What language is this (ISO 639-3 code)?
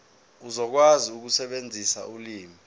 zul